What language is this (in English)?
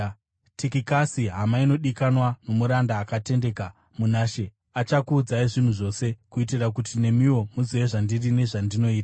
Shona